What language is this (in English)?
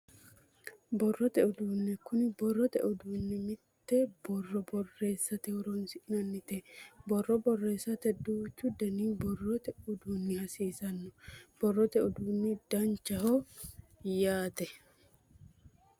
Sidamo